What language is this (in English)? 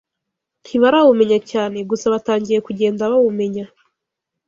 Kinyarwanda